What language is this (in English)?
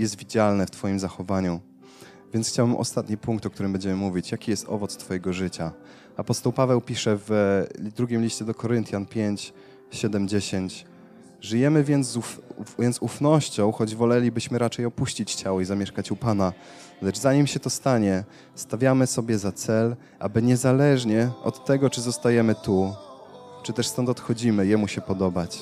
Polish